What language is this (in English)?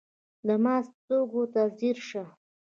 Pashto